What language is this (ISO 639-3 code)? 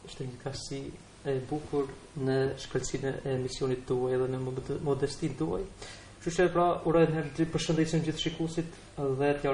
ron